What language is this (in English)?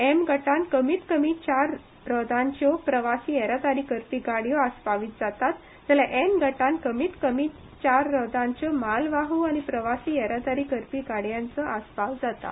Konkani